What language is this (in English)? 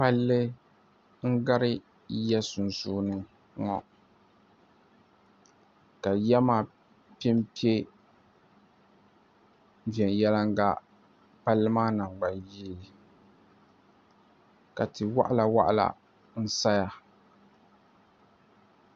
Dagbani